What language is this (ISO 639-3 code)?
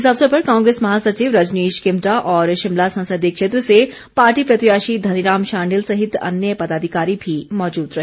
hin